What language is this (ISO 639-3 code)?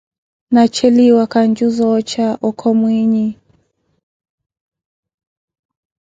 eko